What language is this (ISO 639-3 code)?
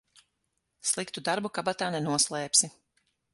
lav